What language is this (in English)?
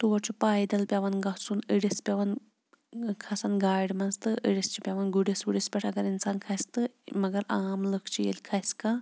Kashmiri